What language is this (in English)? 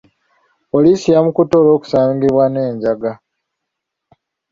Ganda